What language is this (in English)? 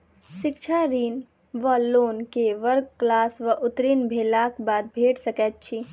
Maithili